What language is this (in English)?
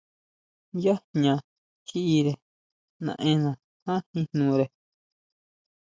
Huautla Mazatec